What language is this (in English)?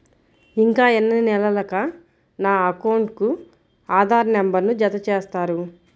Telugu